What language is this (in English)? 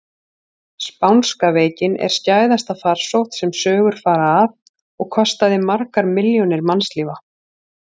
Icelandic